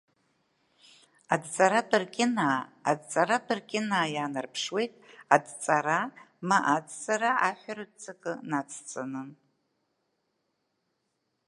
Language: Abkhazian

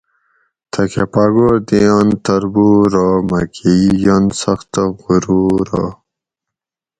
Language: Gawri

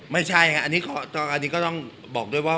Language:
Thai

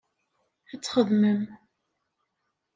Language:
Kabyle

